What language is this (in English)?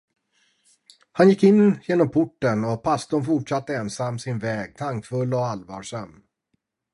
Swedish